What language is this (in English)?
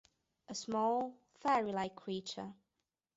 English